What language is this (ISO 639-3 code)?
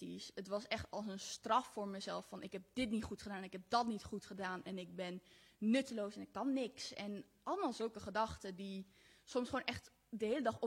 nld